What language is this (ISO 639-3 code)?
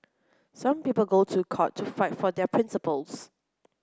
eng